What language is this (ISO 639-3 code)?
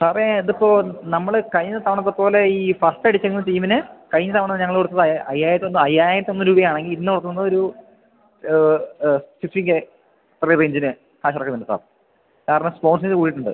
mal